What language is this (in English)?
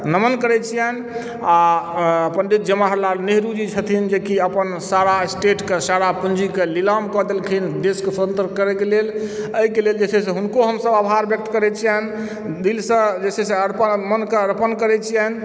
Maithili